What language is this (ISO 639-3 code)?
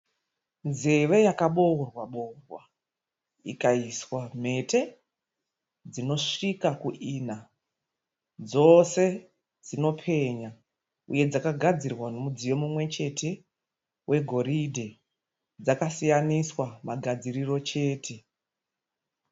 sna